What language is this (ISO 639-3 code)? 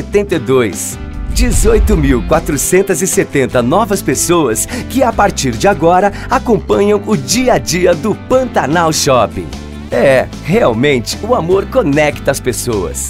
por